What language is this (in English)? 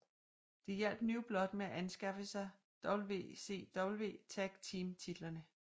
Danish